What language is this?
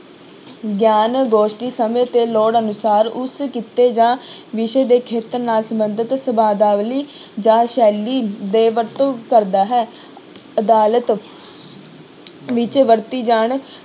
Punjabi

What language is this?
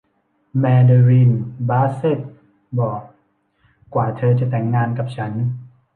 Thai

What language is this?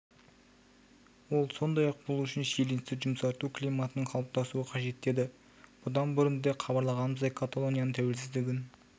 Kazakh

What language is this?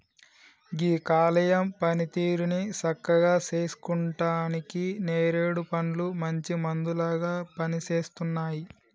Telugu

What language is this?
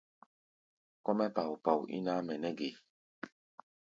Gbaya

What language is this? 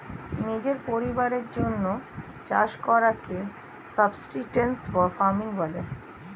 Bangla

